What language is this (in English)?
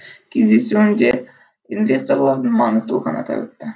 Kazakh